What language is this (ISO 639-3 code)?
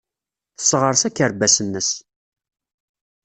kab